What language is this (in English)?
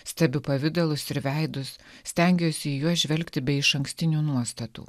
Lithuanian